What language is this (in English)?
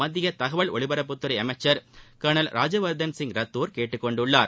Tamil